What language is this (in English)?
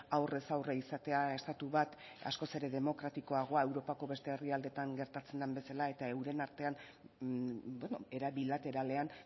Basque